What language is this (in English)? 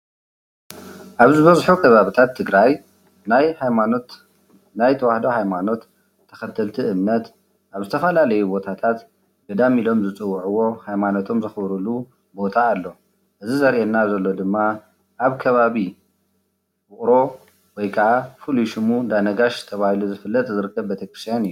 Tigrinya